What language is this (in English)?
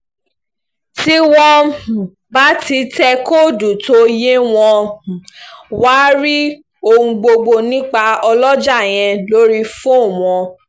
Yoruba